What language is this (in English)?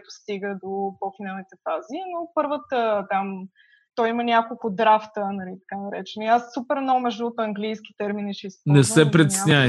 Bulgarian